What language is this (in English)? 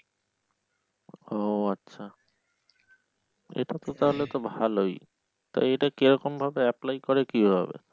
Bangla